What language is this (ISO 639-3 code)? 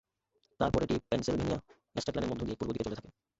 ben